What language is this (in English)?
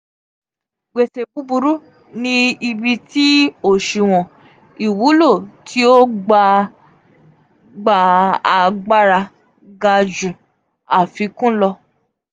Yoruba